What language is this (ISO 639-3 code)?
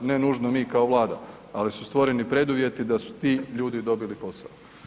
hrv